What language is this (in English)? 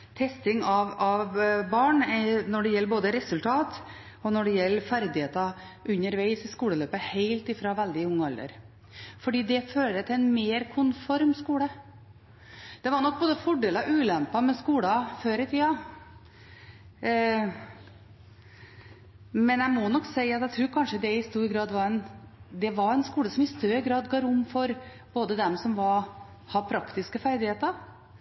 Norwegian Bokmål